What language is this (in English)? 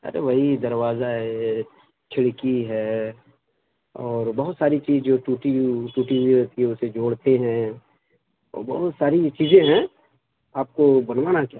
Urdu